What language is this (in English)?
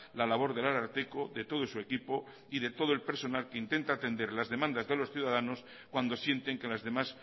Spanish